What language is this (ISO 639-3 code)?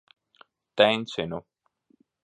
lav